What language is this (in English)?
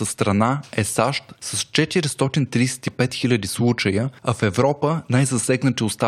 Bulgarian